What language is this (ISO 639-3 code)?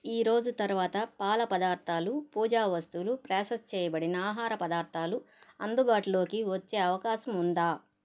tel